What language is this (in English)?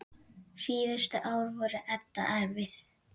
Icelandic